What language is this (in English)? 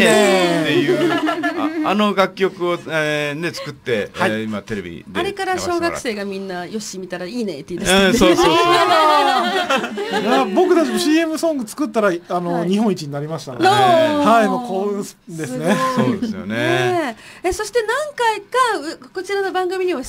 Japanese